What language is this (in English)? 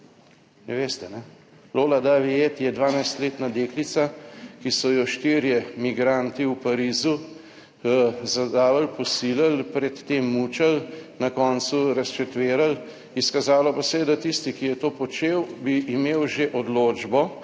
Slovenian